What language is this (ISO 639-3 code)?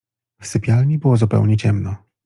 pol